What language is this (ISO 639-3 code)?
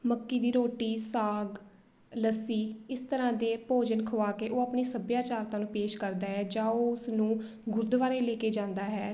pan